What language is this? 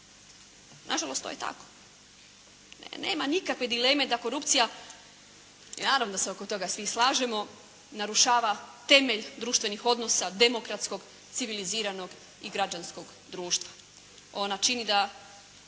Croatian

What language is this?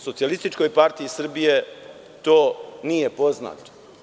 Serbian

